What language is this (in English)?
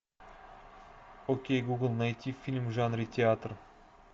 Russian